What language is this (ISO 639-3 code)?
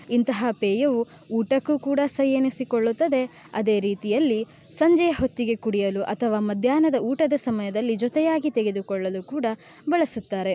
kan